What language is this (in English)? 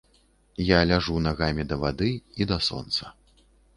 Belarusian